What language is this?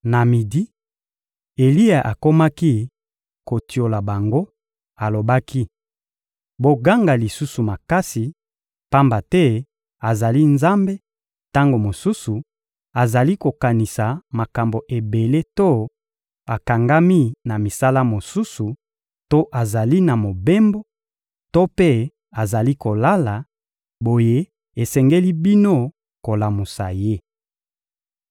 Lingala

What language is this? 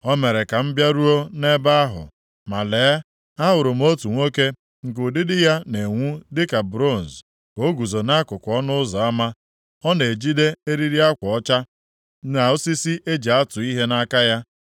Igbo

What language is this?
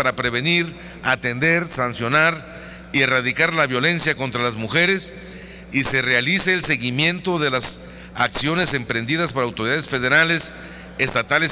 Spanish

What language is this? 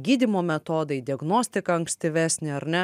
Lithuanian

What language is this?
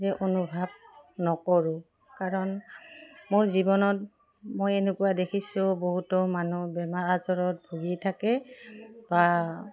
Assamese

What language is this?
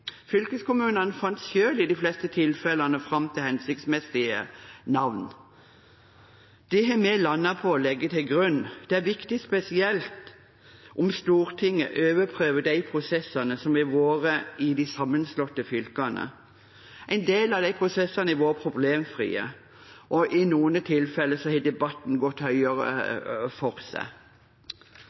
Norwegian Bokmål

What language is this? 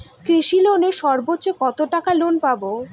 Bangla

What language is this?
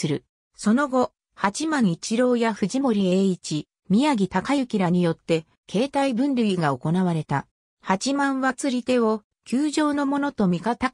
Japanese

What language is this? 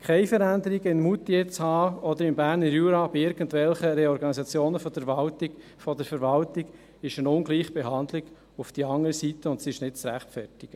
Swiss German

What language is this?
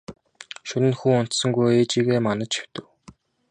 Mongolian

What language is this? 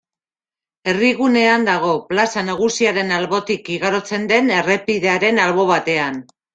Basque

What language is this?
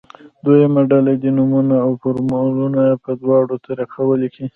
Pashto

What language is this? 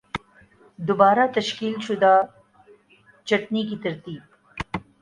Urdu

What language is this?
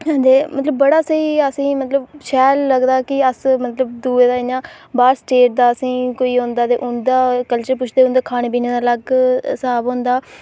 Dogri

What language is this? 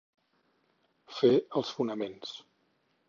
Catalan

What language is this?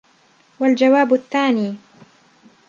Arabic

